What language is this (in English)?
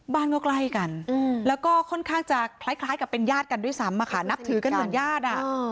Thai